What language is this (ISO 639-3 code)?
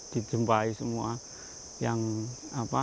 ind